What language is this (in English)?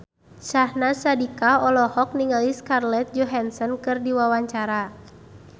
Sundanese